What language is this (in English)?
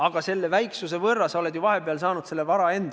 Estonian